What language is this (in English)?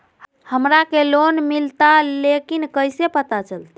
Magahi